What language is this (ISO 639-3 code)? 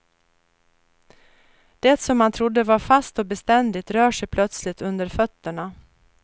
swe